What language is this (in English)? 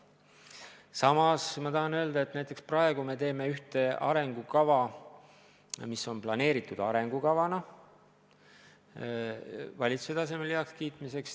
Estonian